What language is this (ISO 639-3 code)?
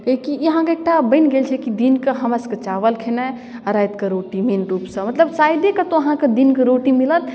mai